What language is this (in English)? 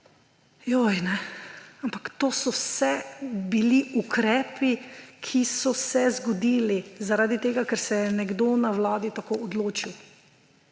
Slovenian